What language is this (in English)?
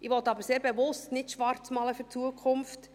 Swiss German